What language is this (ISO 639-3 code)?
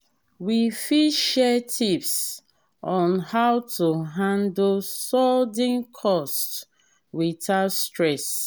pcm